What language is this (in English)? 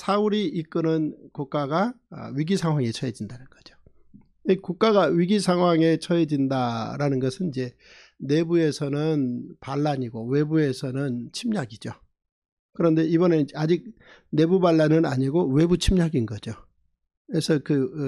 Korean